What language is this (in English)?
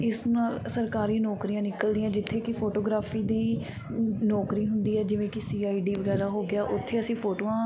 Punjabi